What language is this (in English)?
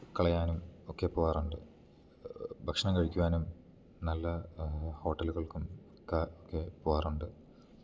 Malayalam